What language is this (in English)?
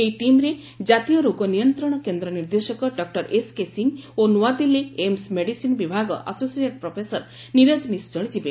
Odia